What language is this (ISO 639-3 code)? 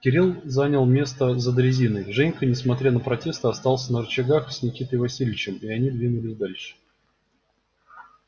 rus